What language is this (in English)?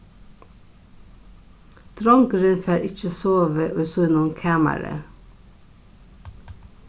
Faroese